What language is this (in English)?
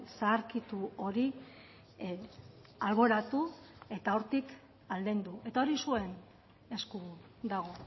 Basque